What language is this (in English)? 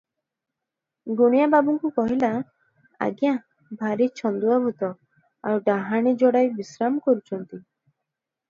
Odia